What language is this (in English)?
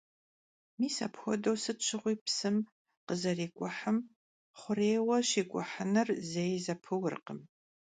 Kabardian